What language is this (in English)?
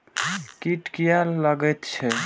Maithili